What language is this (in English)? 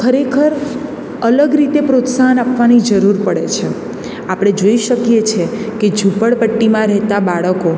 Gujarati